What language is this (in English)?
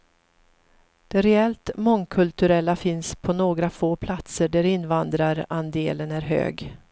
Swedish